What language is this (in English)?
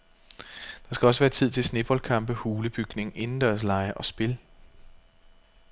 Danish